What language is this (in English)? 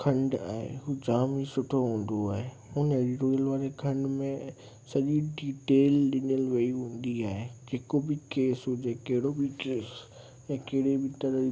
Sindhi